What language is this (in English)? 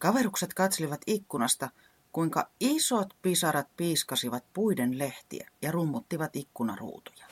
Finnish